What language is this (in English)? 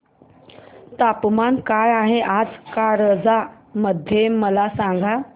Marathi